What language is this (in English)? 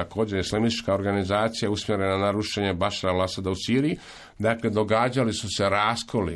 Croatian